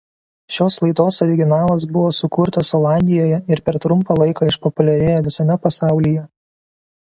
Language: Lithuanian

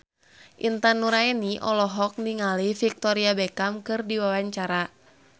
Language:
Sundanese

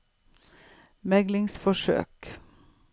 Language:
Norwegian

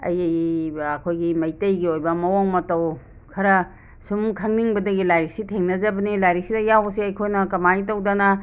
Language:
Manipuri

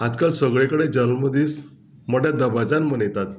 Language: Konkani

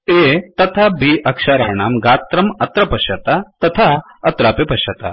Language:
Sanskrit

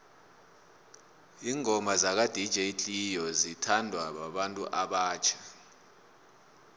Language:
South Ndebele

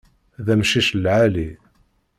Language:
Kabyle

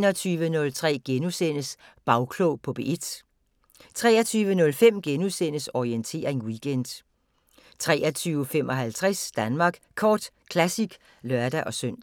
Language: Danish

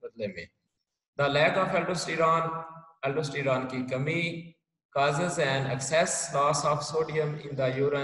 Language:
Hindi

